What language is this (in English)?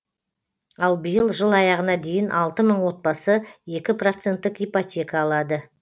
Kazakh